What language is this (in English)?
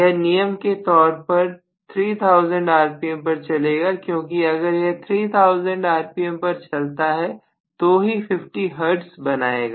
Hindi